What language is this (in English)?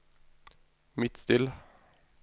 Norwegian